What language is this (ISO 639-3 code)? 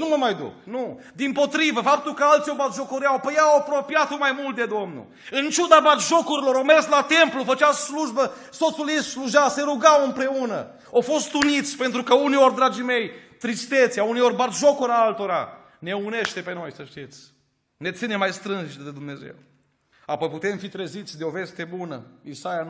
ron